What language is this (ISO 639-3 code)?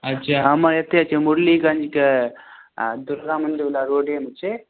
mai